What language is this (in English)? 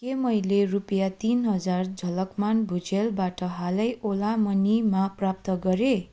Nepali